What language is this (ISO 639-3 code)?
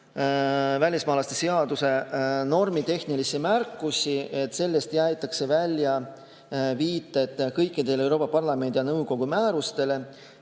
est